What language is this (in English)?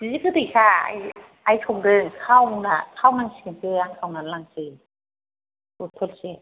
Bodo